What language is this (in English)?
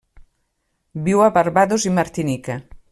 Catalan